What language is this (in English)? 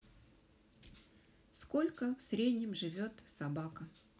Russian